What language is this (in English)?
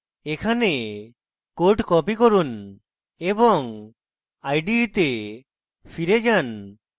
Bangla